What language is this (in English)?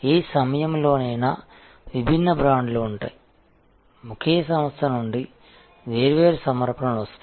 Telugu